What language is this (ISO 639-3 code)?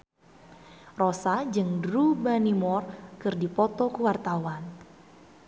sun